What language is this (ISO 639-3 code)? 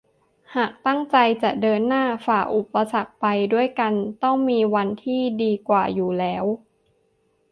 tha